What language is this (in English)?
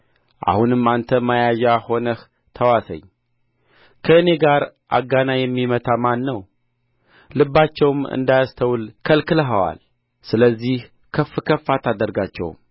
Amharic